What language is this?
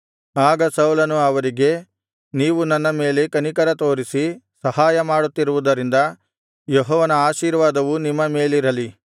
Kannada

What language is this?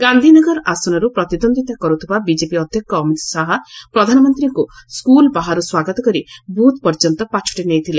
Odia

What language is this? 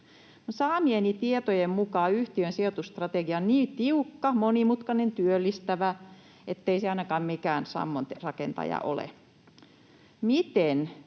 Finnish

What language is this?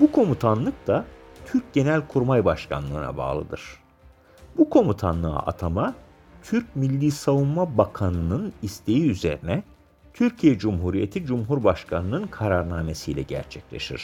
Turkish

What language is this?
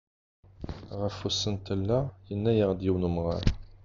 Kabyle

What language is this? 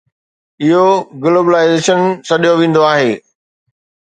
Sindhi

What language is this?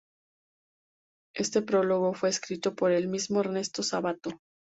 Spanish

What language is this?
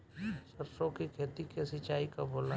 Bhojpuri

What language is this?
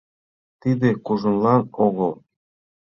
Mari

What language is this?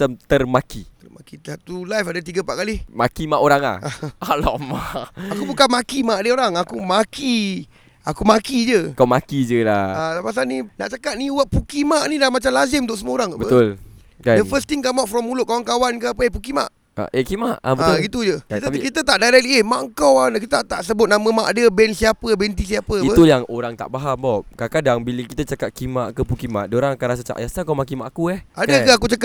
Malay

